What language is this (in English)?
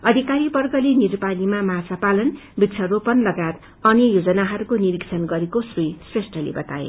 Nepali